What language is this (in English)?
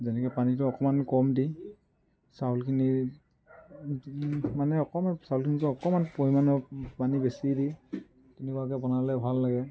Assamese